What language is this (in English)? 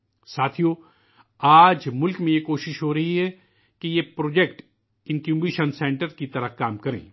Urdu